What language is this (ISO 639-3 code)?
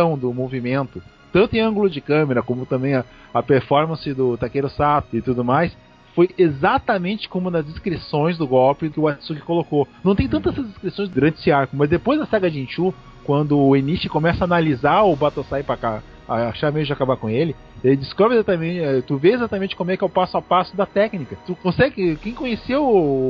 por